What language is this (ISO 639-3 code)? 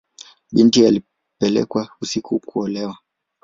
swa